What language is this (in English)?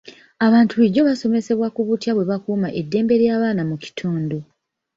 Ganda